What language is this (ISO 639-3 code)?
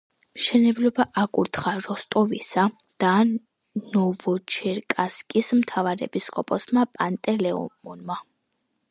kat